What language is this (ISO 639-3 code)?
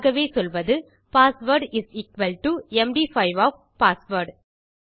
tam